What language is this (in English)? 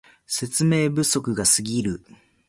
Japanese